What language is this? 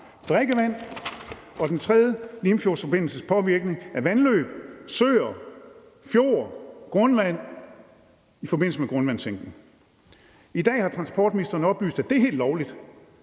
Danish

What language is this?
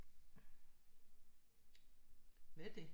Danish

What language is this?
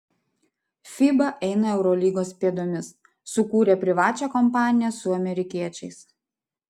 Lithuanian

